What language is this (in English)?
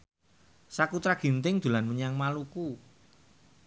Javanese